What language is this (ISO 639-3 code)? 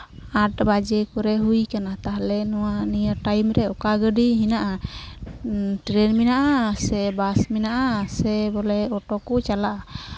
sat